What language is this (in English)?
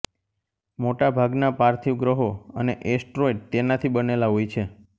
Gujarati